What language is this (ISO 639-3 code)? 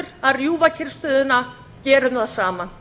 isl